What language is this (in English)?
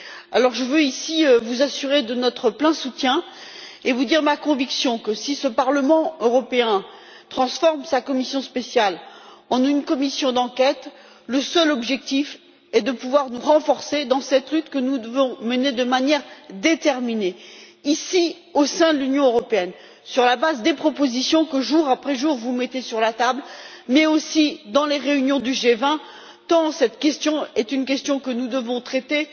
French